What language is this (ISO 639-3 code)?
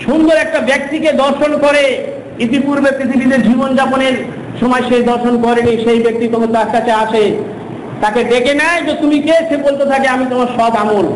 ind